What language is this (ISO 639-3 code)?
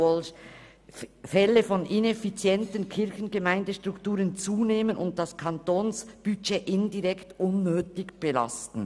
gsw